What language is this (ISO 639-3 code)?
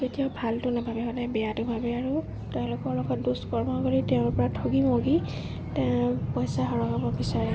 asm